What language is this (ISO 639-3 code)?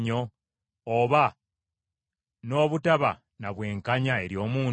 lug